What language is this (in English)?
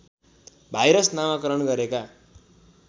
Nepali